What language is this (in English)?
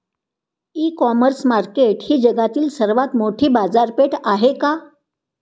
Marathi